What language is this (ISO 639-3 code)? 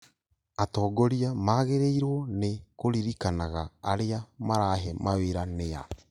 kik